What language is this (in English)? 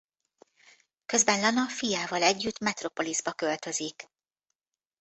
Hungarian